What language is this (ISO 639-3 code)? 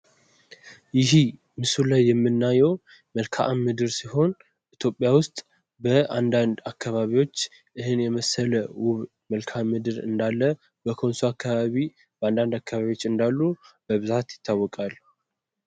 amh